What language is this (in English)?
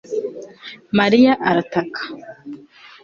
Kinyarwanda